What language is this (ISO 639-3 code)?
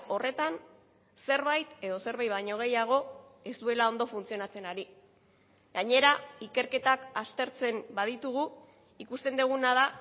eus